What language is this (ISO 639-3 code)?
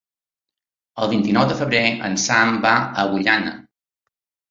cat